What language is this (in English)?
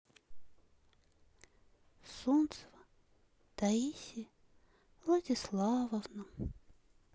Russian